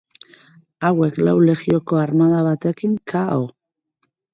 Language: Basque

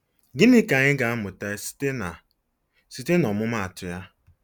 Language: Igbo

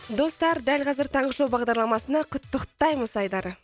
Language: Kazakh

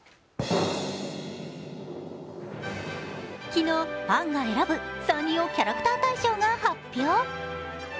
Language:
Japanese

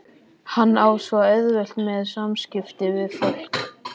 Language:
Icelandic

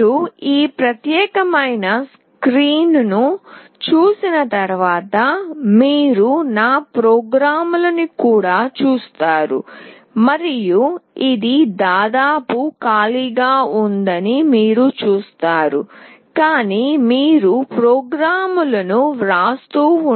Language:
Telugu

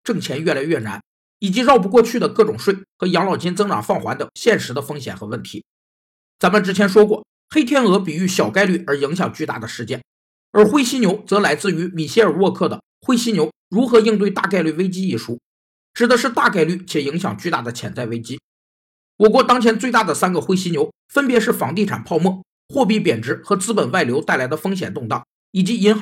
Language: Chinese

